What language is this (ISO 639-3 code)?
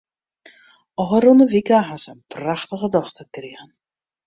fry